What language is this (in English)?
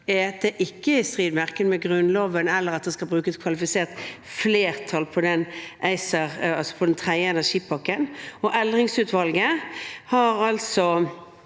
Norwegian